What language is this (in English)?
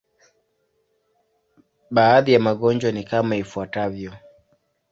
Swahili